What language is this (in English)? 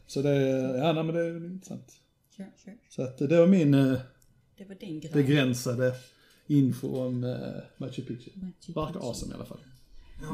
Swedish